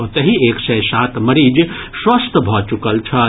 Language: Maithili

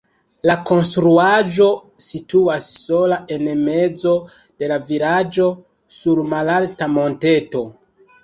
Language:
Esperanto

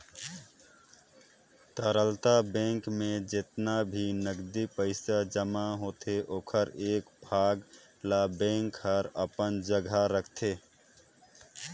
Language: Chhattisgarhi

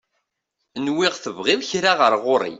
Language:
Kabyle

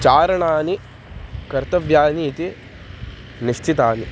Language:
Sanskrit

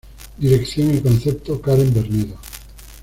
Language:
Spanish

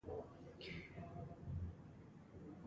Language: Pashto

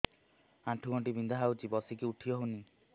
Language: Odia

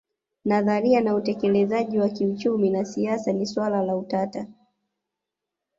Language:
Swahili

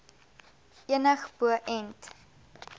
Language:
Afrikaans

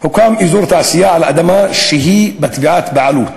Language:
Hebrew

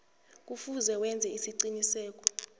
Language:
South Ndebele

